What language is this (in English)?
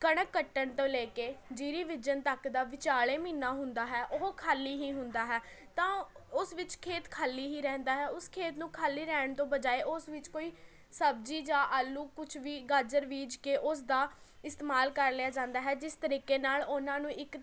Punjabi